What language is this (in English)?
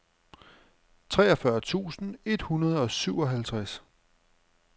Danish